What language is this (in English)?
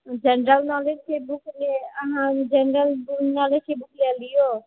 Maithili